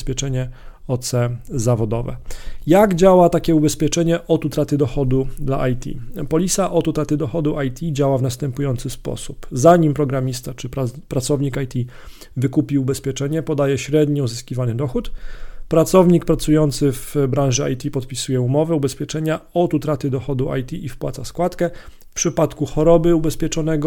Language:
Polish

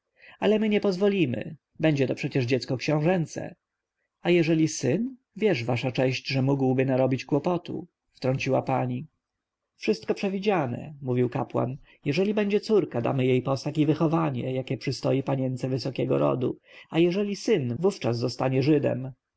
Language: Polish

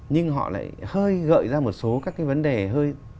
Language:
Vietnamese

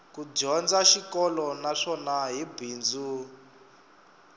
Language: Tsonga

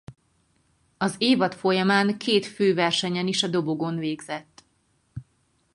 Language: Hungarian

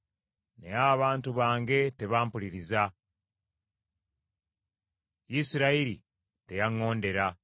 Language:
Ganda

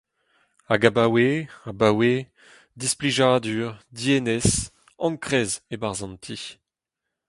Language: Breton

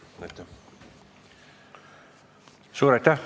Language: Estonian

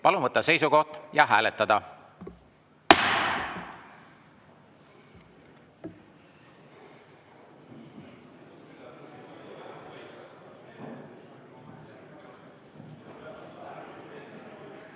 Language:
Estonian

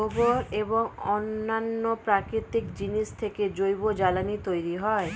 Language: Bangla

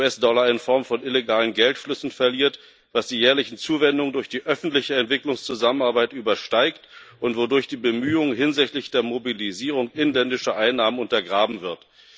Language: German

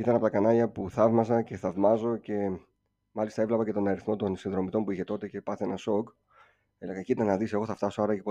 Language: Greek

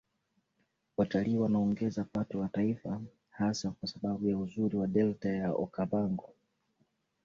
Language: Swahili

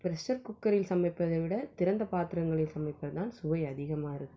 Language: Tamil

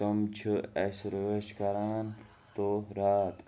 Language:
Kashmiri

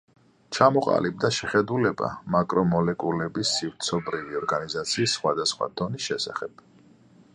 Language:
Georgian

